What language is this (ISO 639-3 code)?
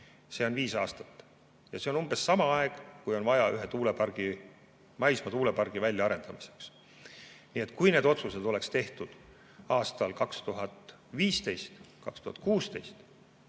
est